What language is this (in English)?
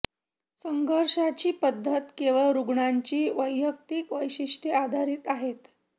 Marathi